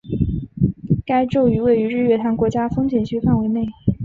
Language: Chinese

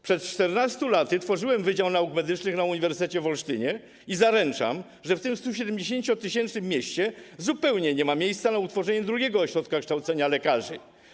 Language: Polish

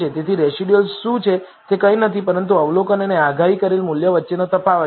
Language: Gujarati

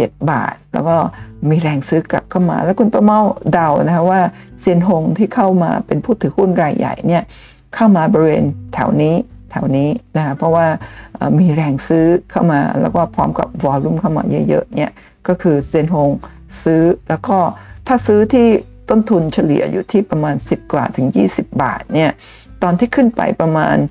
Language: Thai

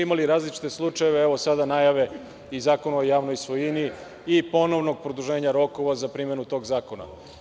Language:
Serbian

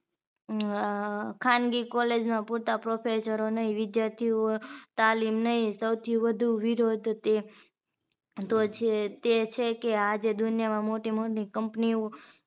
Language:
Gujarati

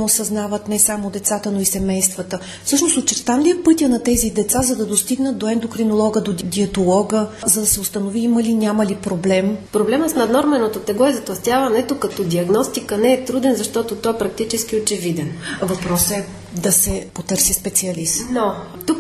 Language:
Bulgarian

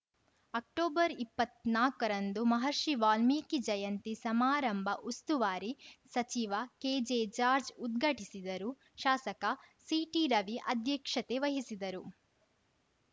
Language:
Kannada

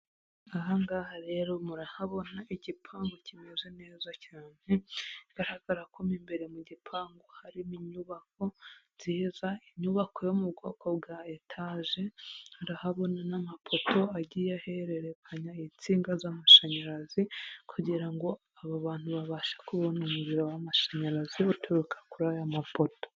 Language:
Kinyarwanda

